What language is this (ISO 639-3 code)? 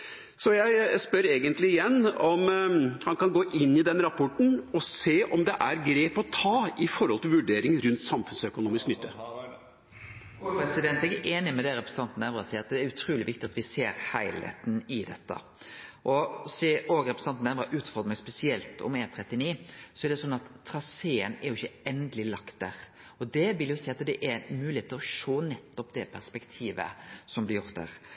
nor